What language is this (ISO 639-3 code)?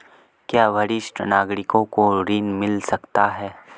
hin